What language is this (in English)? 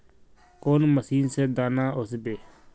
Magahi